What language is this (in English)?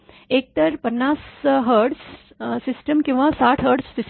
Marathi